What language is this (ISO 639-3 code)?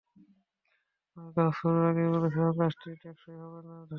ben